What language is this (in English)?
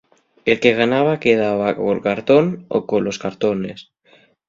Asturian